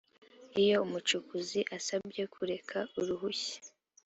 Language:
Kinyarwanda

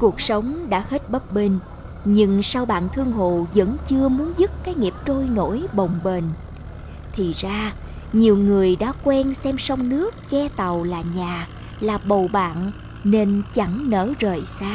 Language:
Vietnamese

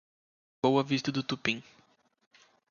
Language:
Portuguese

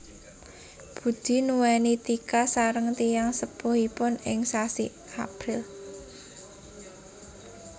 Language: Javanese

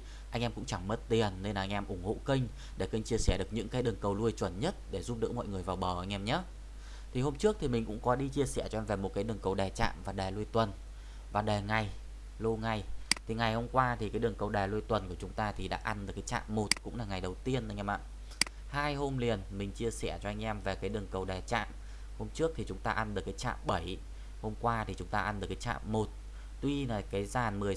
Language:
Vietnamese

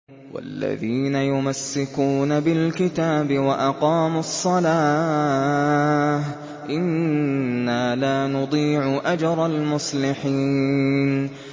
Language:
Arabic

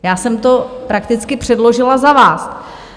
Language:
Czech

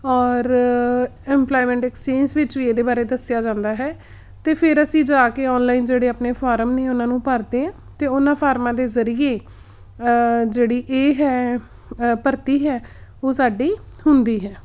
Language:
Punjabi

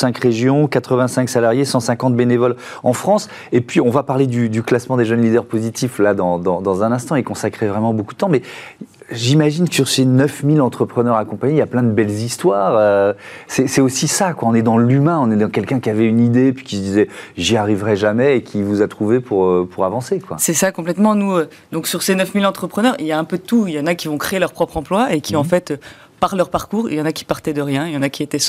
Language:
French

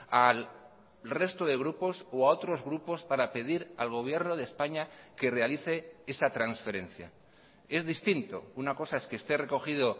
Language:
Spanish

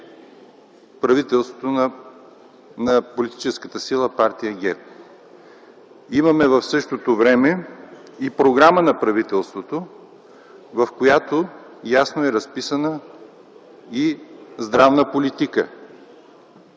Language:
Bulgarian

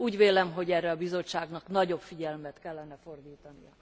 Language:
Hungarian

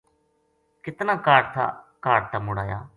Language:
Gujari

